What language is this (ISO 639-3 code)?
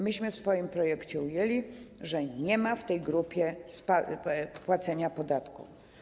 pol